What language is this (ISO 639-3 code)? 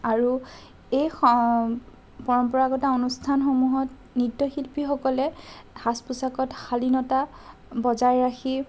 asm